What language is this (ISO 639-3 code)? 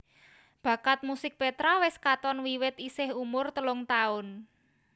jav